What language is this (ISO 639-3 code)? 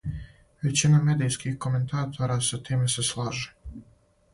srp